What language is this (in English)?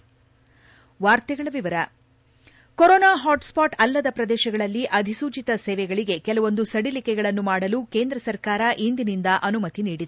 Kannada